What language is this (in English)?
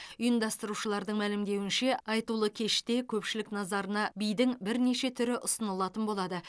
Kazakh